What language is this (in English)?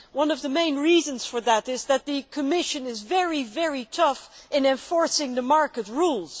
English